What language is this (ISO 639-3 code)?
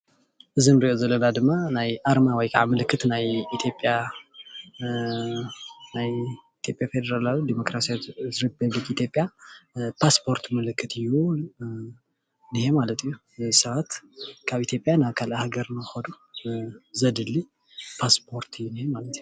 tir